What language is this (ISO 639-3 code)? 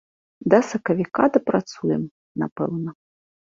bel